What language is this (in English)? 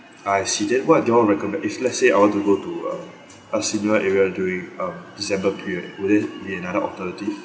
English